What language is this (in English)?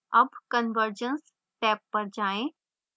Hindi